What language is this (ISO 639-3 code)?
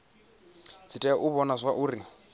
ven